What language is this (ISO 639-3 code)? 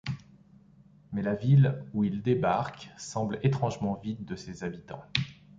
fra